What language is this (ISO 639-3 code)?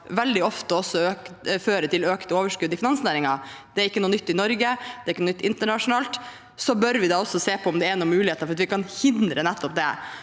nor